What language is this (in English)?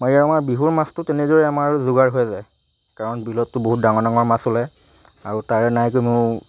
Assamese